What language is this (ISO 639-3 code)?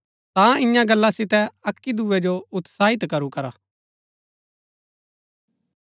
gbk